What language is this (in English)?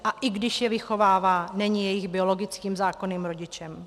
Czech